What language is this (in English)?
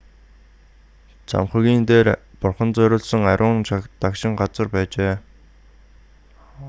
Mongolian